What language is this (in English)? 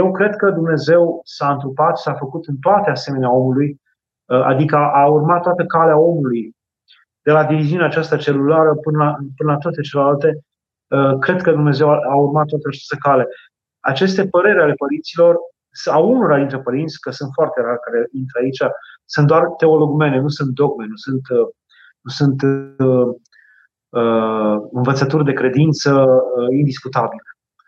Romanian